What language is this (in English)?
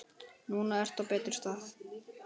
Icelandic